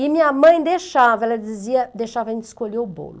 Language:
Portuguese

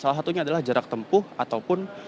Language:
Indonesian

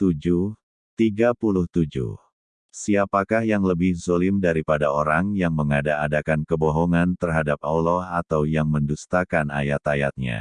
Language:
Indonesian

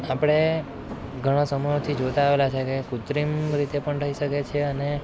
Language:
Gujarati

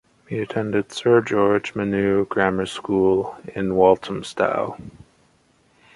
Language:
English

